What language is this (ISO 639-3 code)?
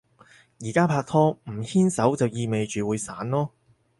yue